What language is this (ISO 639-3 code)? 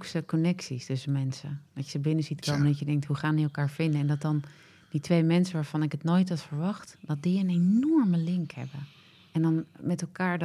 nld